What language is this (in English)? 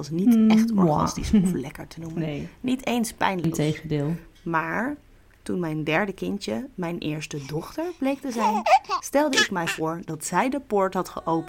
Dutch